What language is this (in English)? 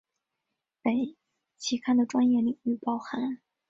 Chinese